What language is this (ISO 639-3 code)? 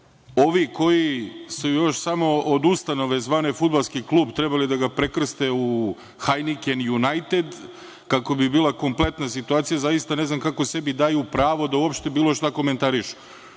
srp